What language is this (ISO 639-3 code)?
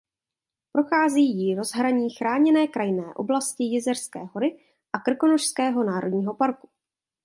ces